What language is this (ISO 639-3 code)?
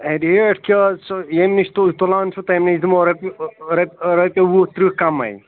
kas